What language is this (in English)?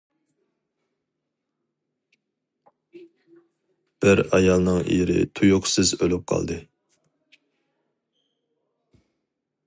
Uyghur